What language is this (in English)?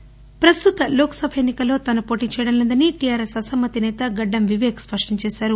Telugu